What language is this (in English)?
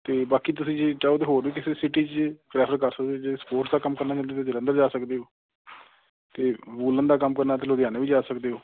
Punjabi